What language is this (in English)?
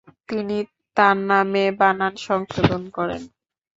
Bangla